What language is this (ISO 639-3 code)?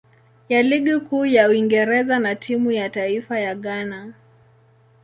swa